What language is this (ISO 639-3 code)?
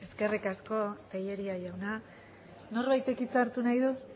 eus